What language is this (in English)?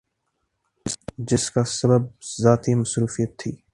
Urdu